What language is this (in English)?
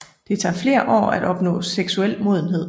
Danish